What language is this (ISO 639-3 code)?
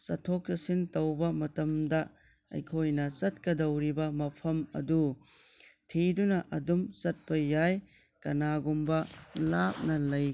mni